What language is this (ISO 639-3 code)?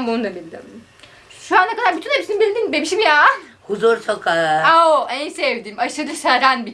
tur